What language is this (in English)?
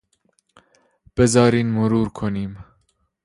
Persian